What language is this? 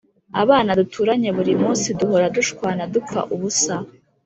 Kinyarwanda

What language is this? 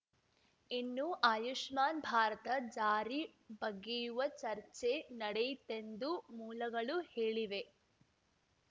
Kannada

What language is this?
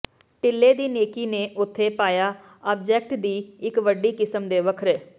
Punjabi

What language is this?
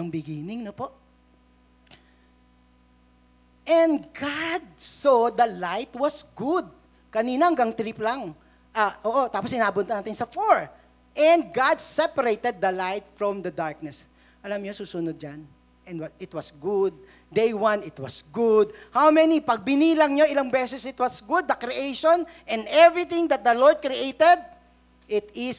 Filipino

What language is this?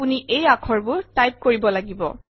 Assamese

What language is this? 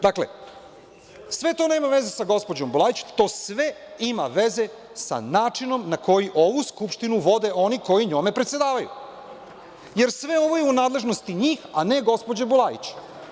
Serbian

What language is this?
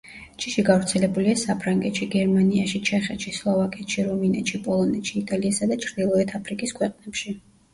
Georgian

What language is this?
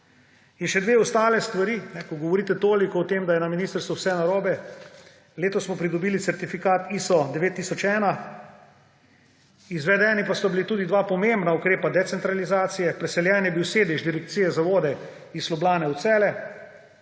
Slovenian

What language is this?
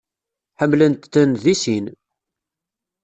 Kabyle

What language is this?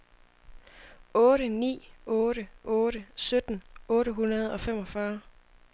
Danish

